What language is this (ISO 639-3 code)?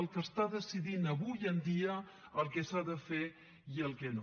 cat